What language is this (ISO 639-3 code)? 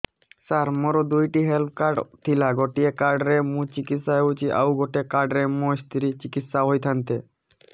ori